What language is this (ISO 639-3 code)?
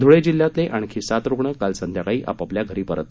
mar